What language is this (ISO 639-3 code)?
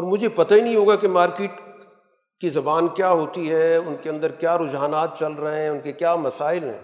urd